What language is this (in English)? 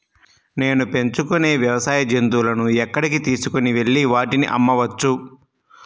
Telugu